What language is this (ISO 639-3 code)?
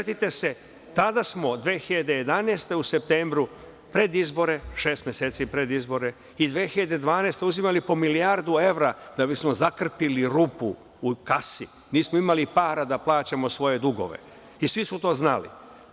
srp